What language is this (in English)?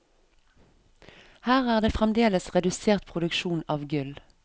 Norwegian